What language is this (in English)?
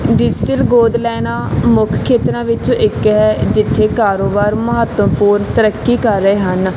Punjabi